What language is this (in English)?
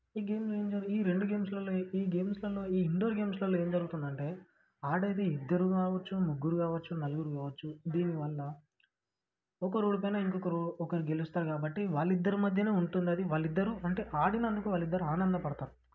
Telugu